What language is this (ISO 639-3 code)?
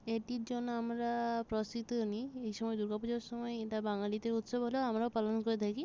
ben